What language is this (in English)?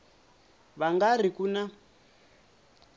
Tsonga